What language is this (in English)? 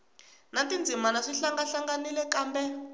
Tsonga